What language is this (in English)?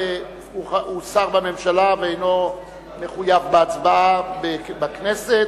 Hebrew